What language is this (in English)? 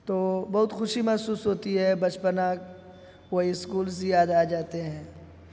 Urdu